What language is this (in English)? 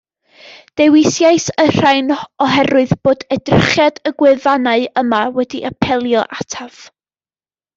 Welsh